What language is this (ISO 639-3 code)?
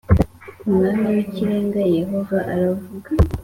kin